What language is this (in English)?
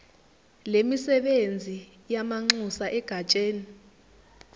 Zulu